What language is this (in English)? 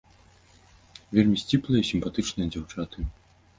Belarusian